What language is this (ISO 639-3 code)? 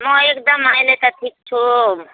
nep